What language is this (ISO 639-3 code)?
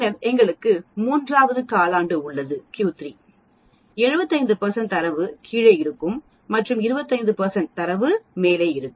tam